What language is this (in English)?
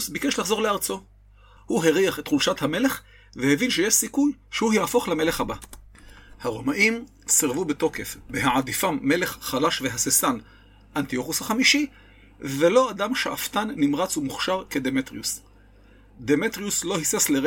Hebrew